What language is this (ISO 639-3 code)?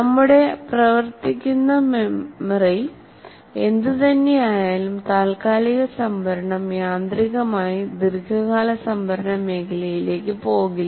mal